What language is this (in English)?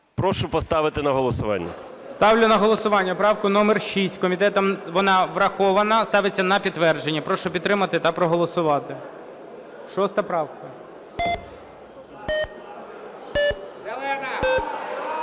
Ukrainian